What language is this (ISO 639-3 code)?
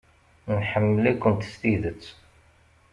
kab